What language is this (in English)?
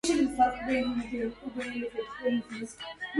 Arabic